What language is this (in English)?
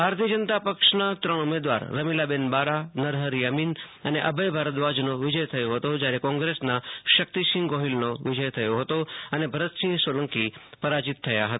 Gujarati